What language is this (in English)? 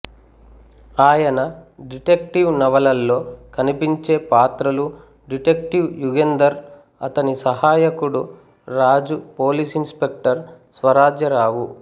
Telugu